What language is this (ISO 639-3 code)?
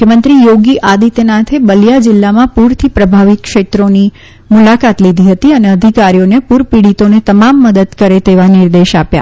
guj